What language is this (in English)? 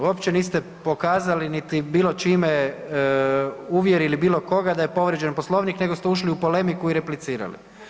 Croatian